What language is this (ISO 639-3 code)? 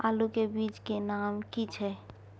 mai